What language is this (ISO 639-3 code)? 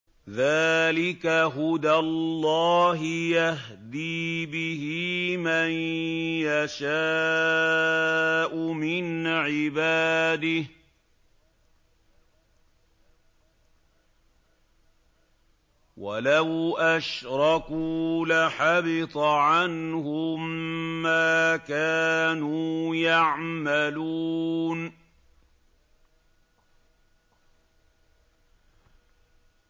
ara